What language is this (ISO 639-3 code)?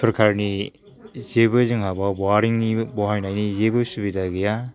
brx